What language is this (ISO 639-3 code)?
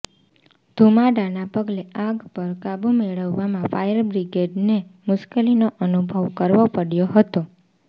guj